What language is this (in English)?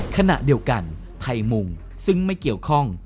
Thai